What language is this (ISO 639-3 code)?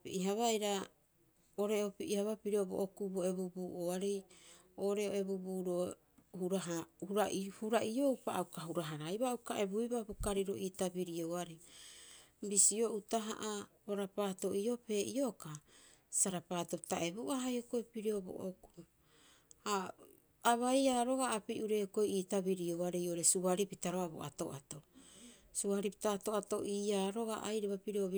kyx